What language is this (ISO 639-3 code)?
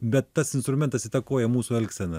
lit